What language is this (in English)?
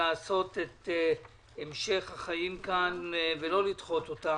Hebrew